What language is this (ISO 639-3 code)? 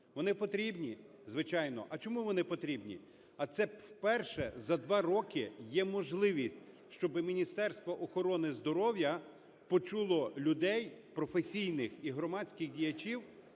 ukr